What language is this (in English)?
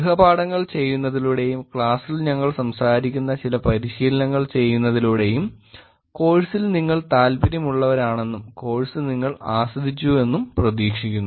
Malayalam